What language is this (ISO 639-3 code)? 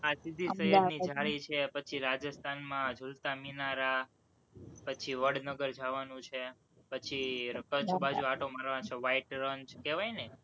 guj